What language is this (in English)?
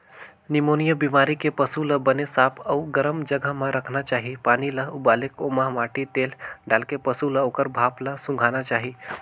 Chhattisgarhi